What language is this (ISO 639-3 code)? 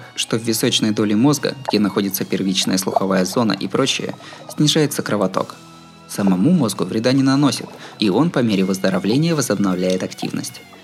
rus